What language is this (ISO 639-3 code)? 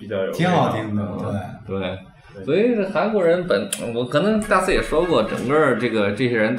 zho